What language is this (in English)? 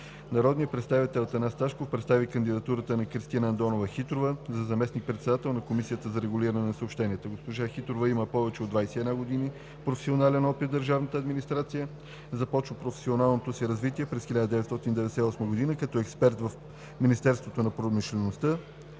Bulgarian